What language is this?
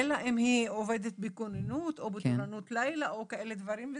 Hebrew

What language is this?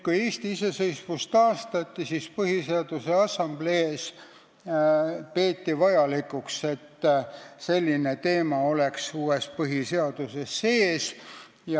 Estonian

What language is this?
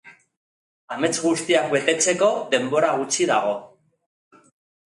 Basque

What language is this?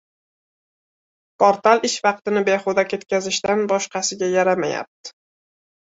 Uzbek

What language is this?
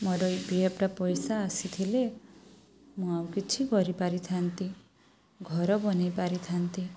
Odia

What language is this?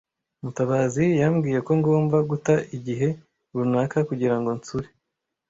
Kinyarwanda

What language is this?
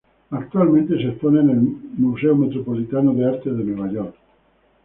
Spanish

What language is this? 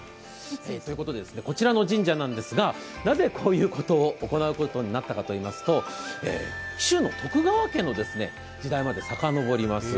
Japanese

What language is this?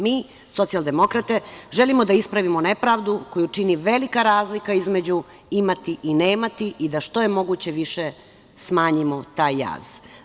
Serbian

